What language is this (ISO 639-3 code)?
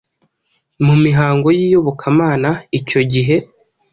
kin